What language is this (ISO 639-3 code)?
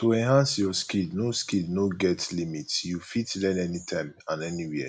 pcm